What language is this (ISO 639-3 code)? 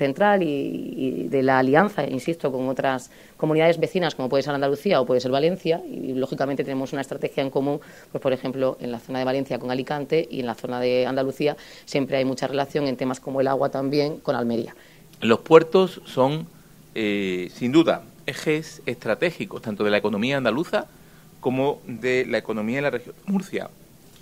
spa